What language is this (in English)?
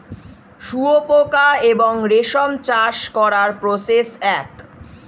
Bangla